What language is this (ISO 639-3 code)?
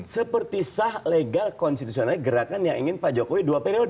ind